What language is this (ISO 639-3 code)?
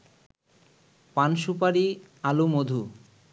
ben